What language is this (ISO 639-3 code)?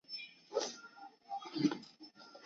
zho